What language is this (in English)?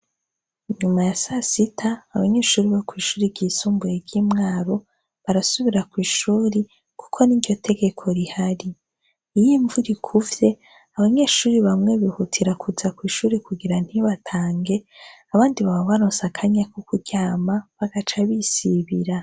Rundi